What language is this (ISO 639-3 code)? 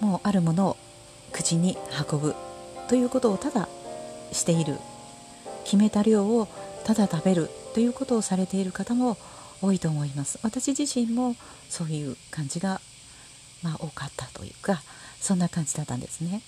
jpn